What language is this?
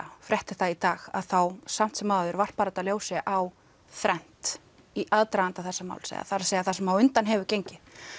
Icelandic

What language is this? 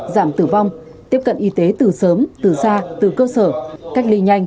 Vietnamese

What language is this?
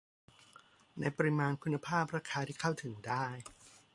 Thai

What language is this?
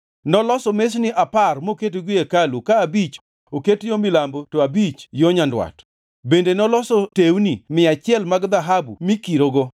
Luo (Kenya and Tanzania)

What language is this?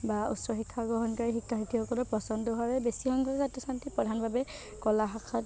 Assamese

